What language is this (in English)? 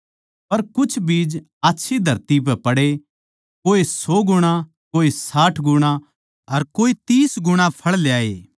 Haryanvi